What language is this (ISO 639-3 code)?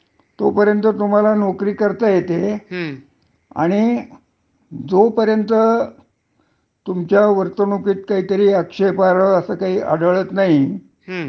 mar